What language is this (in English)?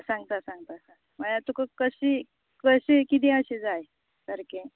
Konkani